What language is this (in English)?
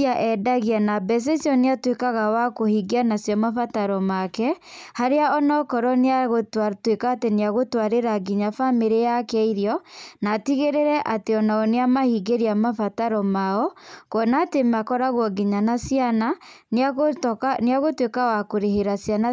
Kikuyu